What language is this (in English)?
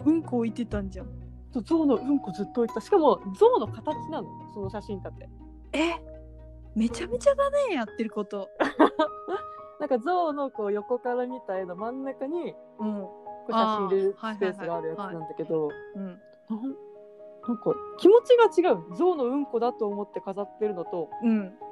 Japanese